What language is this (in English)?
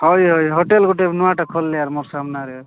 Odia